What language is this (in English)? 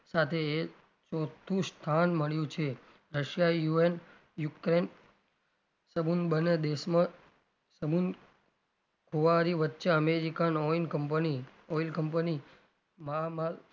Gujarati